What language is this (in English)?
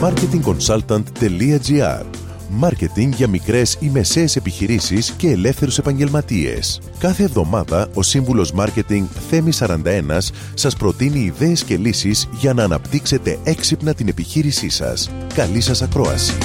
Greek